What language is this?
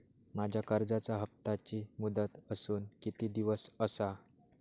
Marathi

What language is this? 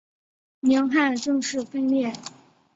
Chinese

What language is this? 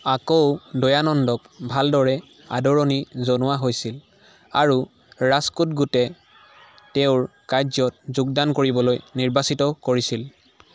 Assamese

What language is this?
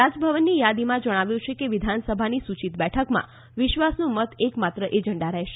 Gujarati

